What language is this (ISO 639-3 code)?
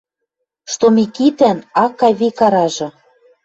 mrj